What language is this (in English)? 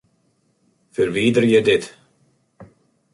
Western Frisian